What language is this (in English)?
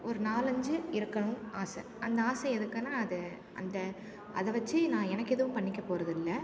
Tamil